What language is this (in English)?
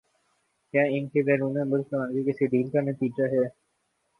Urdu